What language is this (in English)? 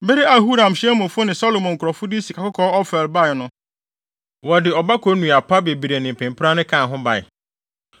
Akan